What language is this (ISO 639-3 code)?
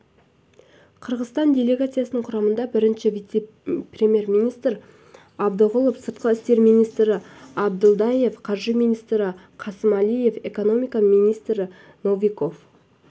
kaz